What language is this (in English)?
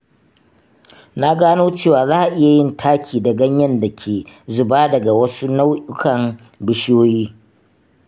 Hausa